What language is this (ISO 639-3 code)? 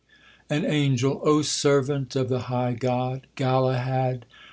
eng